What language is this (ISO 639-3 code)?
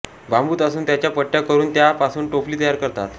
mar